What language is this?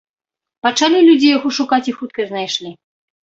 Belarusian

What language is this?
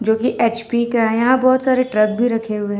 Hindi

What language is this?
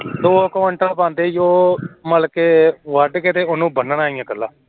Punjabi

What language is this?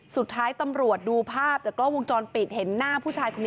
Thai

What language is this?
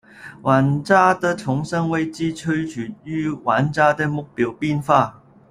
Chinese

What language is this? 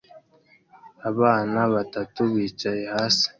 Kinyarwanda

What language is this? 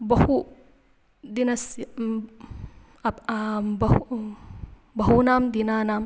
Sanskrit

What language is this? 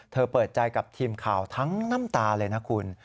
Thai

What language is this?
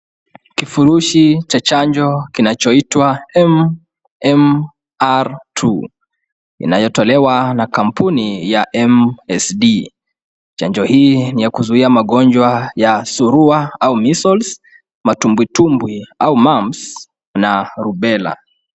Swahili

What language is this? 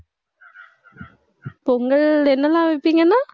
Tamil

